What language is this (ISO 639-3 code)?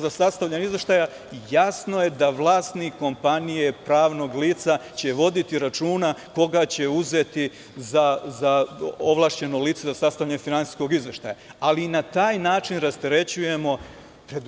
srp